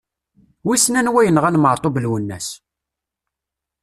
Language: Kabyle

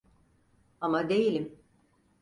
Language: Turkish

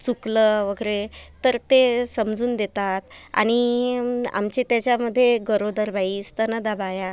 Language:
Marathi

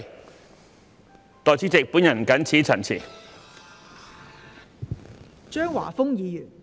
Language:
Cantonese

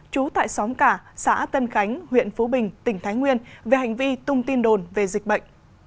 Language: Vietnamese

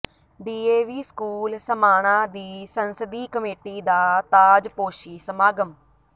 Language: Punjabi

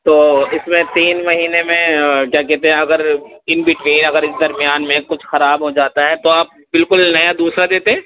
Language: Urdu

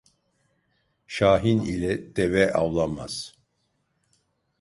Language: Turkish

